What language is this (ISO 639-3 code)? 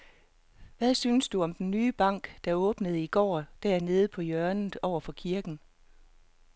dan